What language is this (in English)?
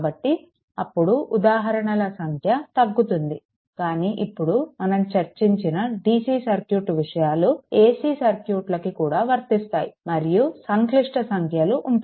Telugu